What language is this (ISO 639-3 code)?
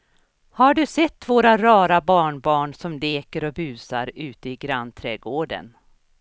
swe